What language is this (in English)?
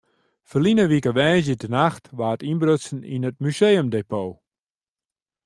Western Frisian